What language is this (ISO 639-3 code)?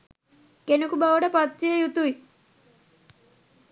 sin